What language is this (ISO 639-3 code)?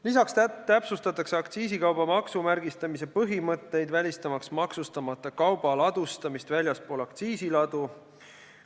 est